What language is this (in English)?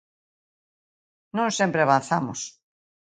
Galician